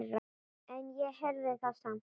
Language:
Icelandic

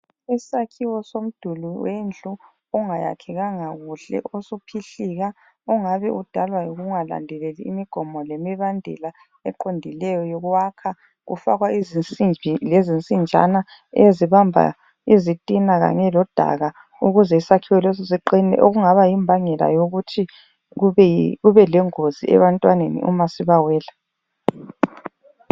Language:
North Ndebele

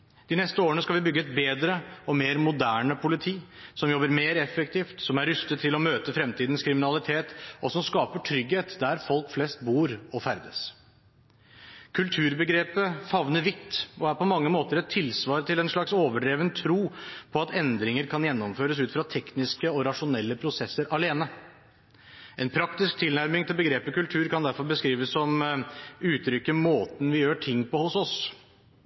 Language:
Norwegian Bokmål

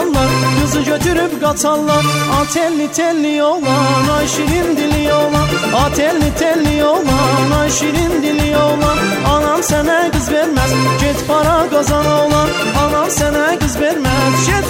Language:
Persian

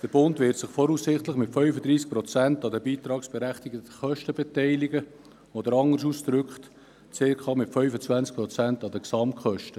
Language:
Swiss German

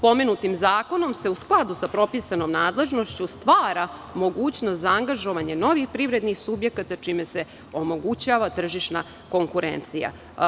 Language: Serbian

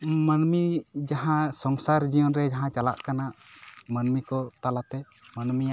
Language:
Santali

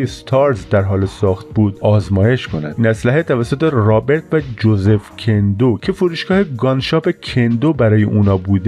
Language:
Persian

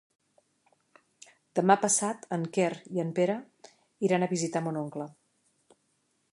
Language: Catalan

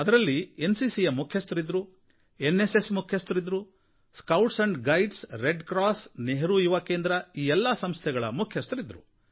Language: Kannada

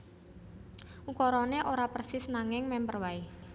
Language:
Javanese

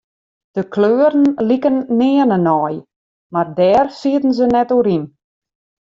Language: Western Frisian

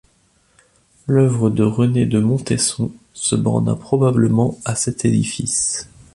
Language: French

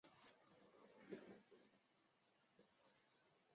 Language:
Chinese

